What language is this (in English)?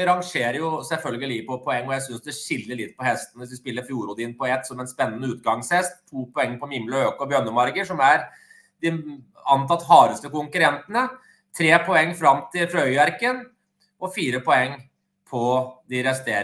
Norwegian